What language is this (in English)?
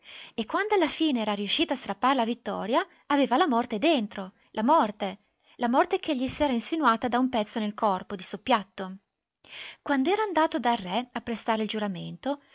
Italian